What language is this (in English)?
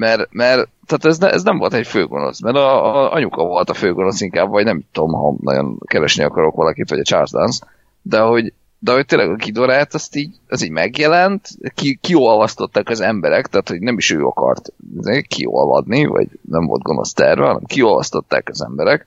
Hungarian